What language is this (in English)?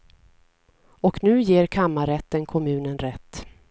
Swedish